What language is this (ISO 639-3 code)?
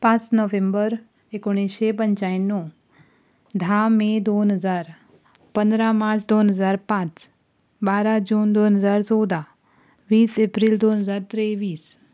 kok